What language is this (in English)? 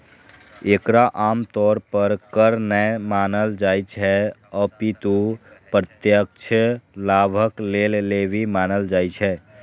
Maithili